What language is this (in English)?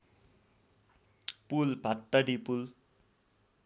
Nepali